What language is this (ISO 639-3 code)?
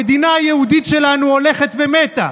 heb